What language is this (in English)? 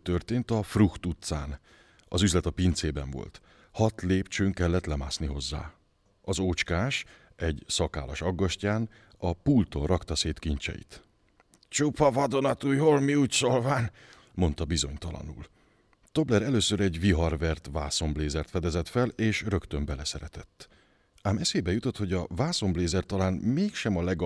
Hungarian